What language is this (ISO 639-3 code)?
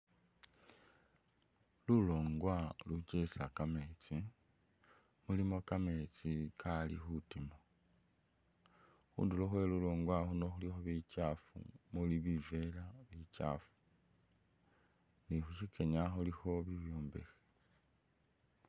myx